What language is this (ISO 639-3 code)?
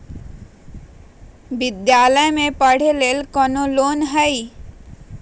mag